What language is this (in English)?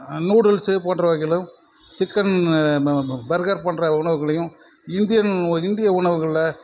Tamil